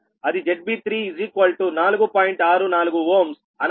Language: Telugu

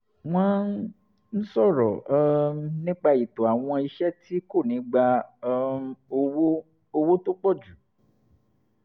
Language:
Yoruba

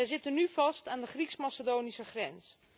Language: Dutch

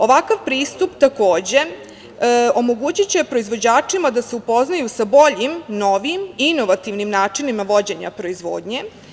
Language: Serbian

